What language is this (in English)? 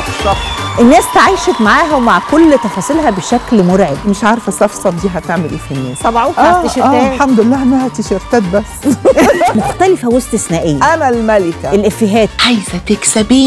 Arabic